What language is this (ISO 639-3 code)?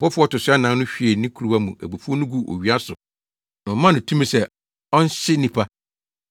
aka